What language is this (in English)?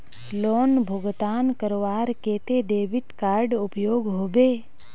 Magahi